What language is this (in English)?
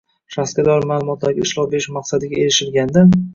Uzbek